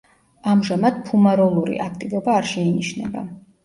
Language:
Georgian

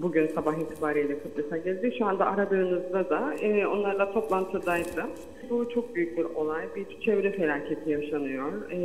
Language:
Turkish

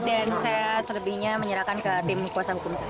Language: Indonesian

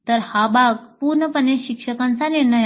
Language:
Marathi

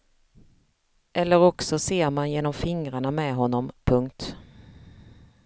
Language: Swedish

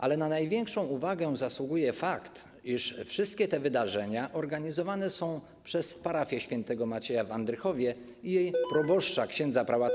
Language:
Polish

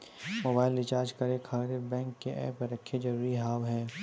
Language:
Maithili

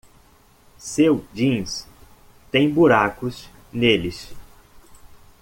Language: Portuguese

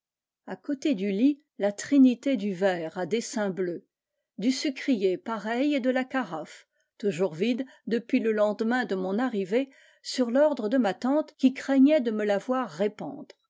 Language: French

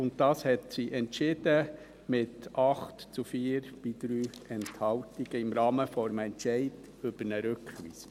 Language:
Swiss German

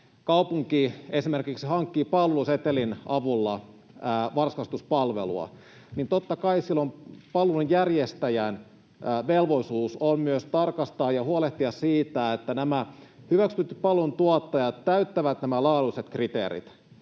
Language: Finnish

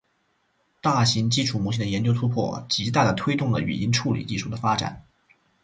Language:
Chinese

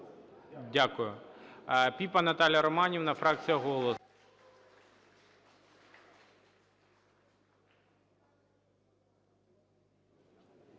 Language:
Ukrainian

